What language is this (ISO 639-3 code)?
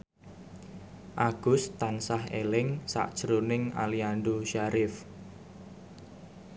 jav